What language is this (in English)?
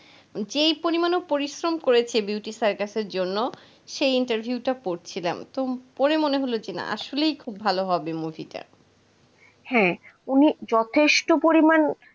Bangla